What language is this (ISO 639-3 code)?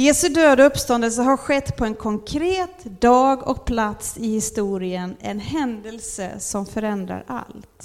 swe